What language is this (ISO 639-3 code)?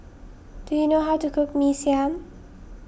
eng